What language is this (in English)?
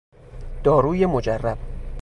Persian